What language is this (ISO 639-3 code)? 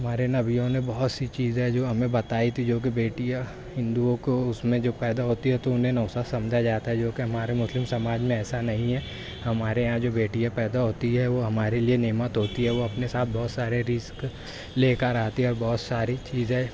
urd